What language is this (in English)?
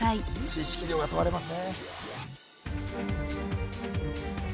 Japanese